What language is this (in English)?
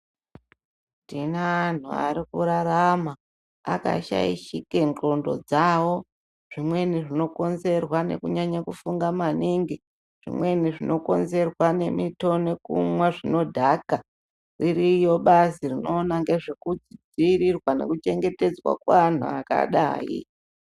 Ndau